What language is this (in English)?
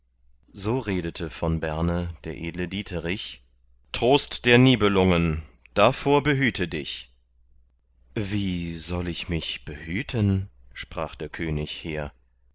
German